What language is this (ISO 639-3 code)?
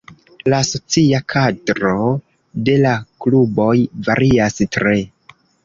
epo